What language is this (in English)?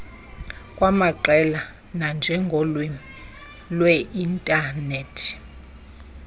Xhosa